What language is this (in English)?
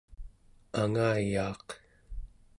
Central Yupik